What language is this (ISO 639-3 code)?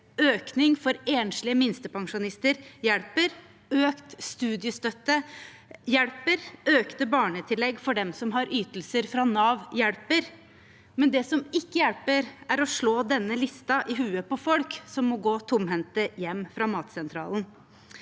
nor